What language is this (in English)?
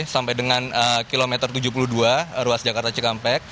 Indonesian